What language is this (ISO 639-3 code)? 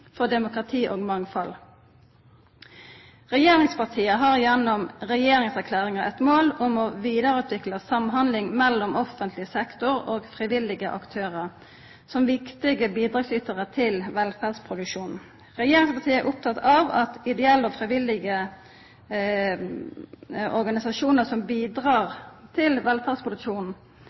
nno